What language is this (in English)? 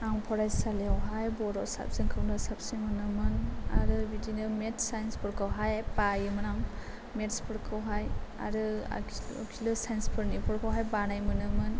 Bodo